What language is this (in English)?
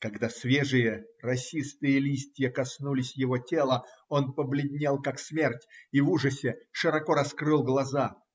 Russian